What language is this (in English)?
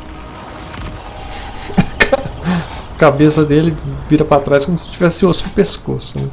Portuguese